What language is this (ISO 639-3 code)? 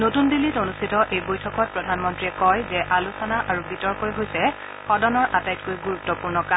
asm